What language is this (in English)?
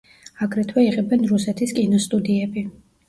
Georgian